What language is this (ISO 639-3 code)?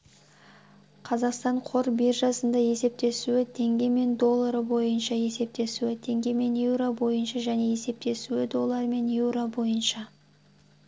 kaz